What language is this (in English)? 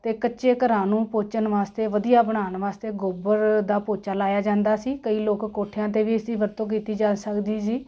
Punjabi